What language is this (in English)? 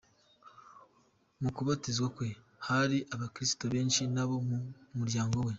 Kinyarwanda